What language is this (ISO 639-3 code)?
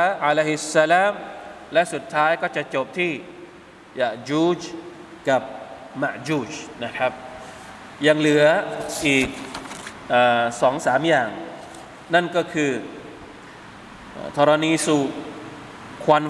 tha